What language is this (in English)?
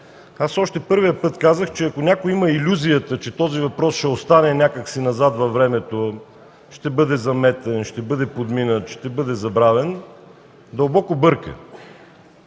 Bulgarian